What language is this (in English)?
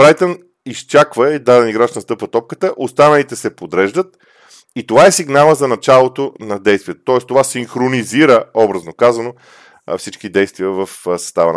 Bulgarian